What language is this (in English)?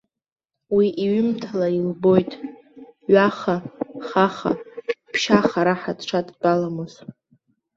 Abkhazian